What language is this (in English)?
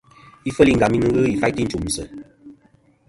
Kom